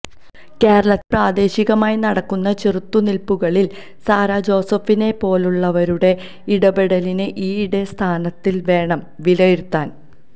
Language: Malayalam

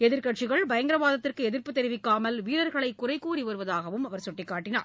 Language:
Tamil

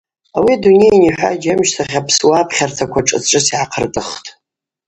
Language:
Abaza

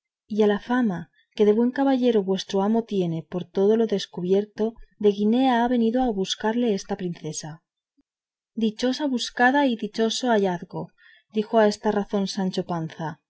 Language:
Spanish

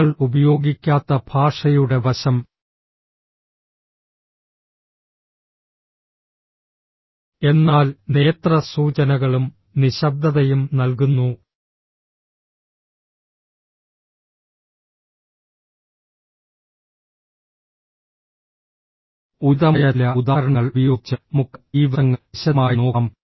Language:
Malayalam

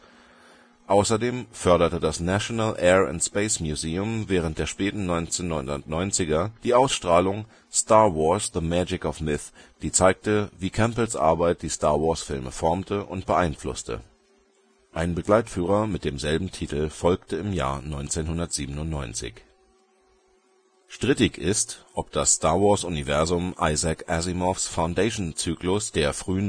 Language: German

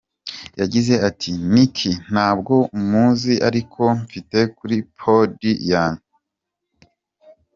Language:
Kinyarwanda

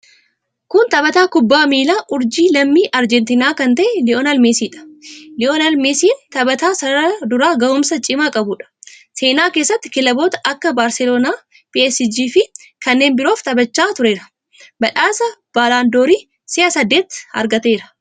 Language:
Oromo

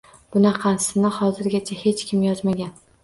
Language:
Uzbek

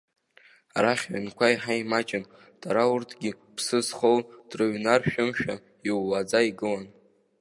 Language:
Abkhazian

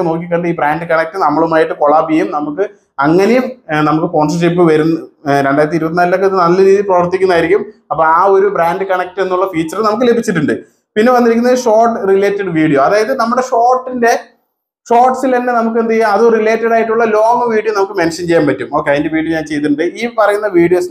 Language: Malayalam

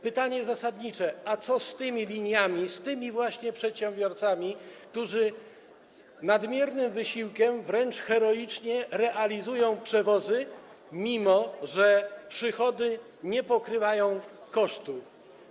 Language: Polish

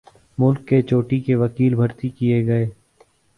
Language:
Urdu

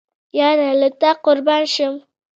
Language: Pashto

